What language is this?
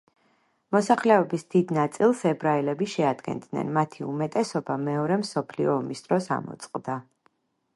Georgian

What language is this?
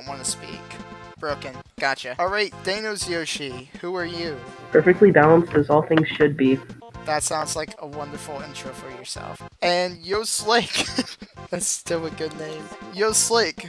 English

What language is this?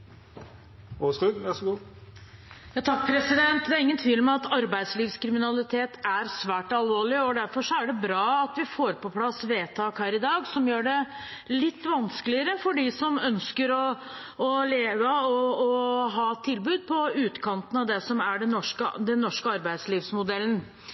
Norwegian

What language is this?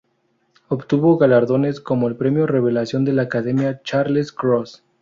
Spanish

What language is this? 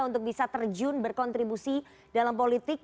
Indonesian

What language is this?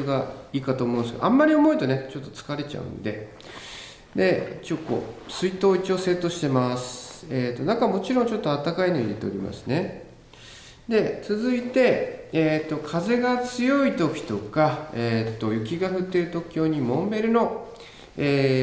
Japanese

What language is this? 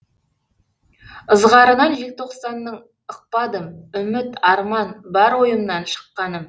Kazakh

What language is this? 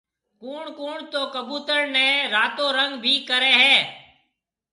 Marwari (Pakistan)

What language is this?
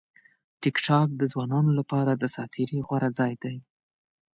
Pashto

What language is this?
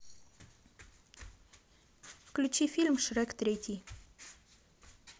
Russian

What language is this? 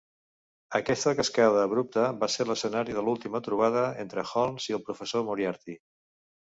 Catalan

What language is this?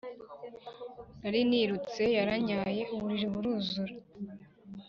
Kinyarwanda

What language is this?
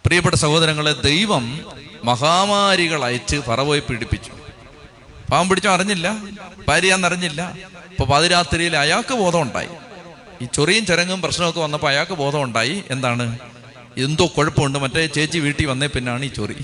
Malayalam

